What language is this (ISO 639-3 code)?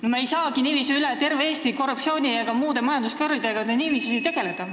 est